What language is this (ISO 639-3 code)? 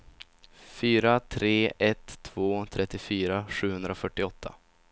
swe